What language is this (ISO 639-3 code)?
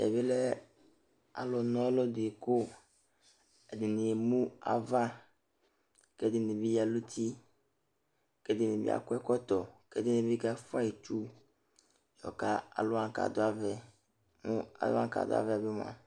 kpo